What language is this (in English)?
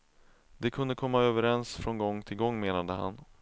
Swedish